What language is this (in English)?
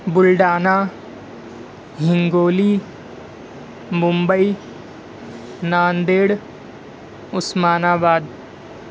Urdu